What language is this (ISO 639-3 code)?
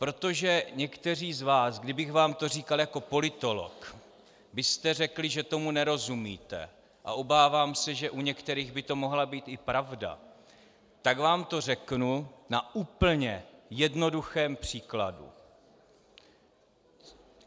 ces